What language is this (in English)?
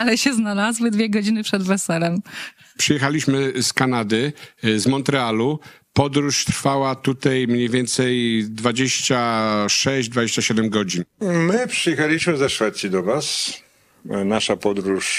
Polish